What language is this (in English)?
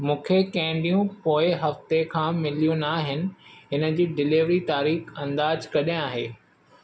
Sindhi